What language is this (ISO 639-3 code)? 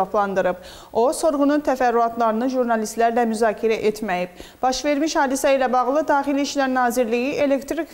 tur